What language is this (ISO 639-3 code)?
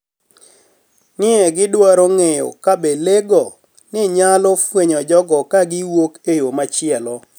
luo